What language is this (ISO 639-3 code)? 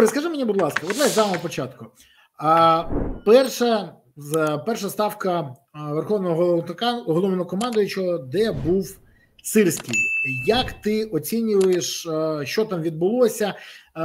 ukr